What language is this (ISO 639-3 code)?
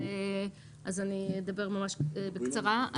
heb